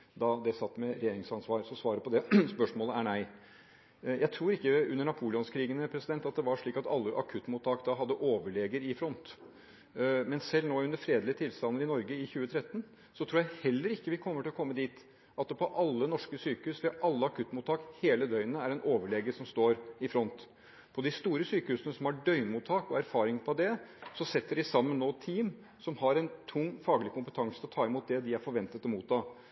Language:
Norwegian Bokmål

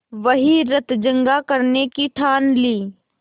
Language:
Hindi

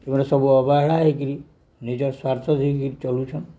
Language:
Odia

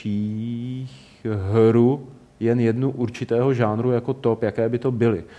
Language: Czech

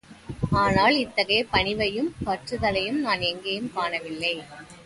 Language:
Tamil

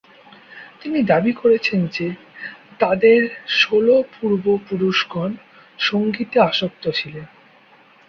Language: Bangla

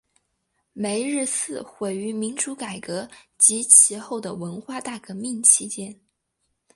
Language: Chinese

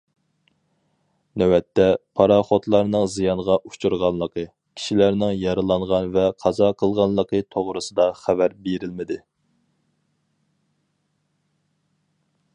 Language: Uyghur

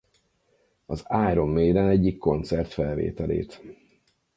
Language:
Hungarian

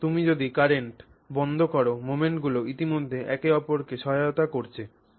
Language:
Bangla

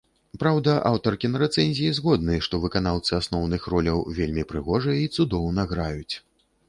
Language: Belarusian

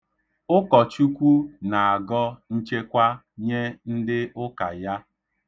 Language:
Igbo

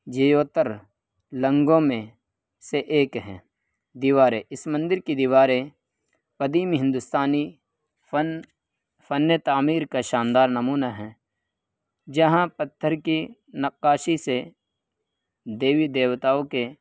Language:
Urdu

